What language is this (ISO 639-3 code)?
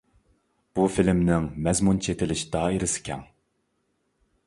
uig